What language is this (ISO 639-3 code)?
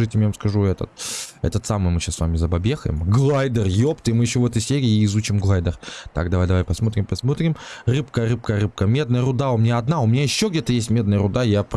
rus